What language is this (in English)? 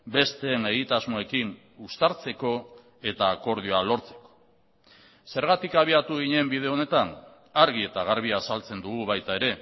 Basque